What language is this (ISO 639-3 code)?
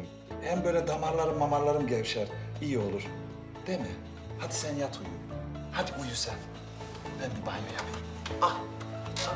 tur